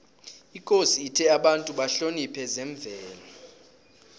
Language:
South Ndebele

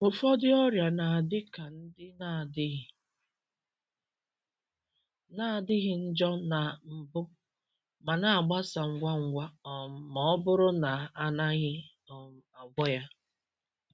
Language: Igbo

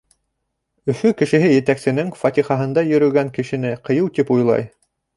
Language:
Bashkir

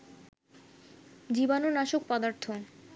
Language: Bangla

